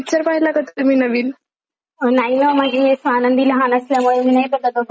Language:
Marathi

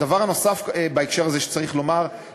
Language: Hebrew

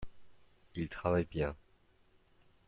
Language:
French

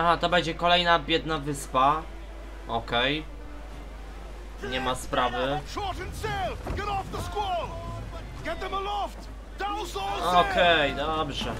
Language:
Polish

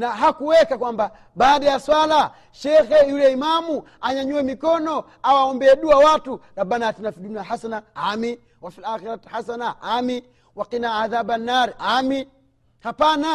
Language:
Swahili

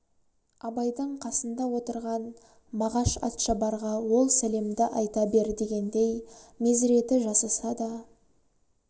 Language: Kazakh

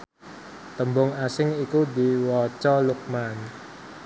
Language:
Javanese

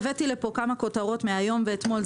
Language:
Hebrew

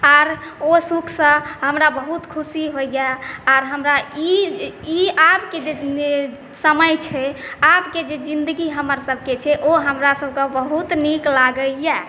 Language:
Maithili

